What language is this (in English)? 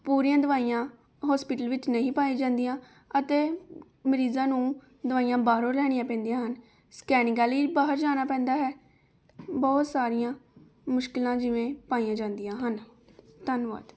Punjabi